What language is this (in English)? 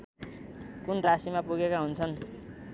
Nepali